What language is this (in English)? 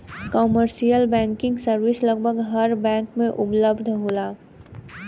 Bhojpuri